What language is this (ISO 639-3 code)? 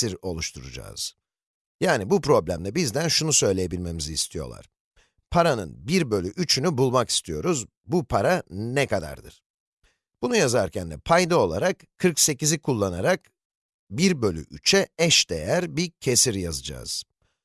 tur